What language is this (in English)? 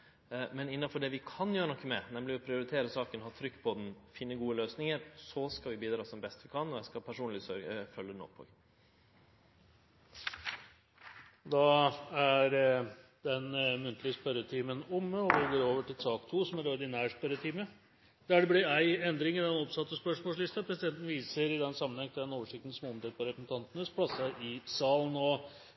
Norwegian